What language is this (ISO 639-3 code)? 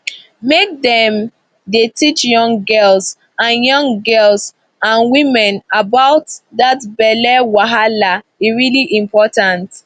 pcm